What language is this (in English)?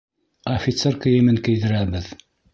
Bashkir